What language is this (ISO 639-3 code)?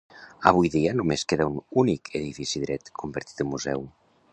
cat